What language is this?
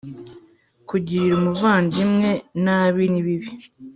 Kinyarwanda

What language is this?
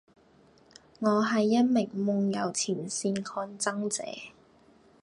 Cantonese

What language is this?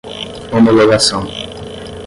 Portuguese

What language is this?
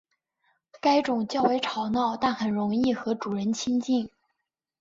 Chinese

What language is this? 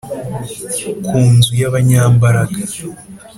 Kinyarwanda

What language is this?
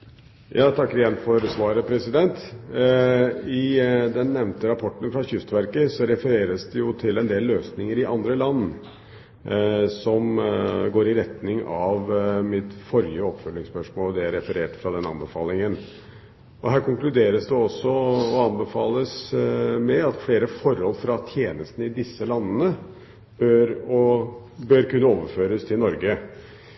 Norwegian Bokmål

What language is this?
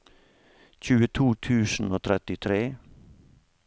Norwegian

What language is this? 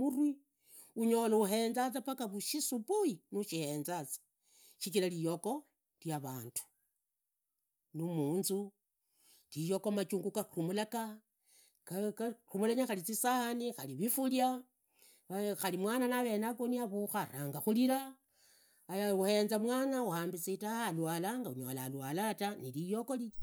Idakho-Isukha-Tiriki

